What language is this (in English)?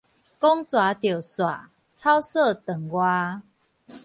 Min Nan Chinese